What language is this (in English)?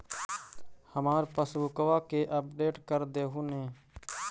Magahi